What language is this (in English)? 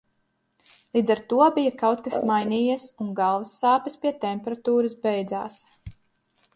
Latvian